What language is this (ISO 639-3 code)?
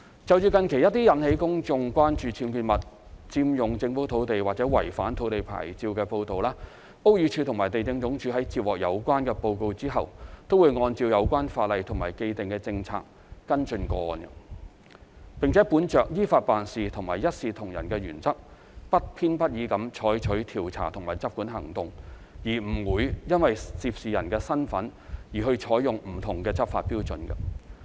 yue